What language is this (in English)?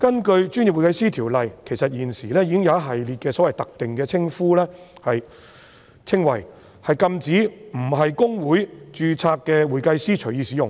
Cantonese